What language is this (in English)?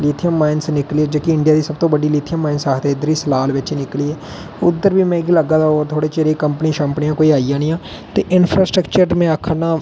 Dogri